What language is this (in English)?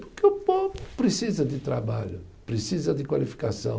Portuguese